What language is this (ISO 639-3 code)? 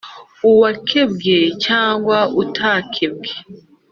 kin